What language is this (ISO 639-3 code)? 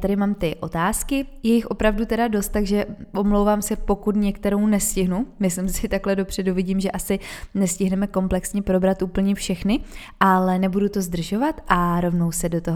ces